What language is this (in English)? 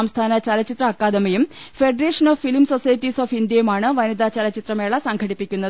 Malayalam